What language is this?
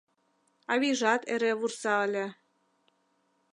Mari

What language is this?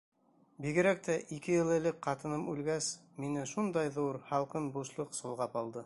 Bashkir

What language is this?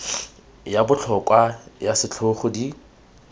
Tswana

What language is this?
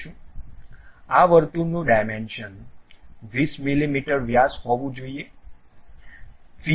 Gujarati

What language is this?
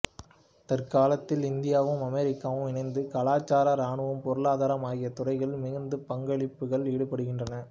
Tamil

